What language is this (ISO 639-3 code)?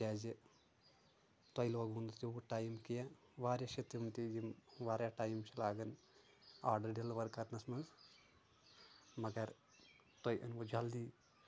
kas